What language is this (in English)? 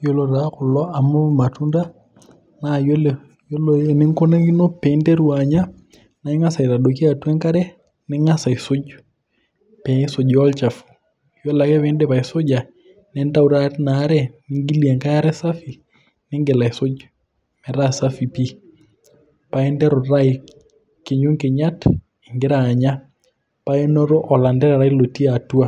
Masai